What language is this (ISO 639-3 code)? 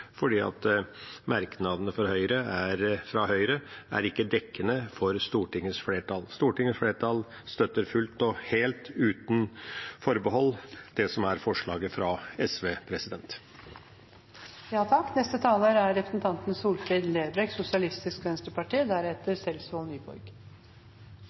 nor